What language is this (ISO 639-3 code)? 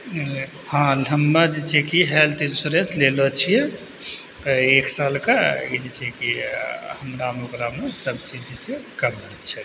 mai